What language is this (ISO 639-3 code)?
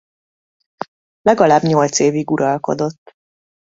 hun